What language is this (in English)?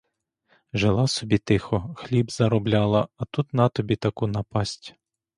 Ukrainian